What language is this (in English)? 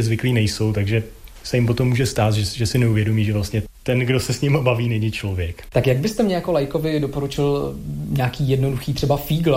Czech